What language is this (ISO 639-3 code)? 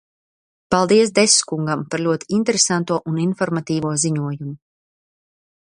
lav